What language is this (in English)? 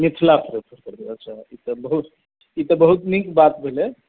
Maithili